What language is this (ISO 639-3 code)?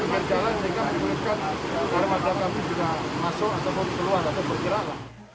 ind